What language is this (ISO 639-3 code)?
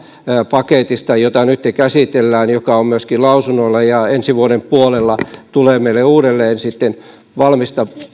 fin